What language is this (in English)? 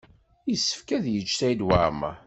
Kabyle